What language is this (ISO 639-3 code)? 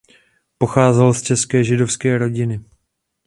ces